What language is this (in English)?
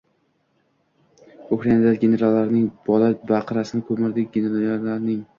Uzbek